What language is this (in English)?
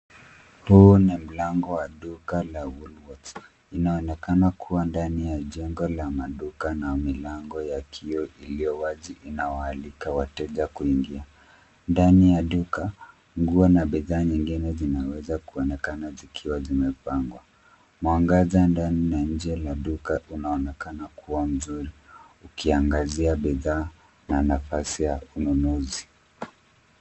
Swahili